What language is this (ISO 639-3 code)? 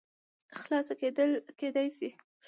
pus